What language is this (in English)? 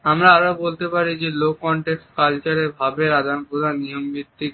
Bangla